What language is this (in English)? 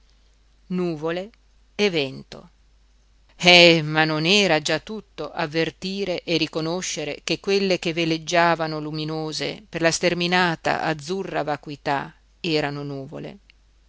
Italian